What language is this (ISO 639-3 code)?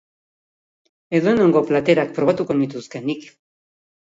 eus